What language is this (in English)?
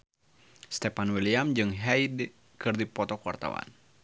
Sundanese